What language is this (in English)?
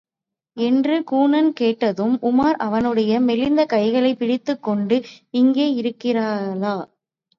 Tamil